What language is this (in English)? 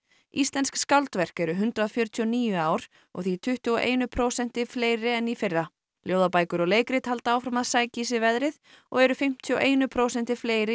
Icelandic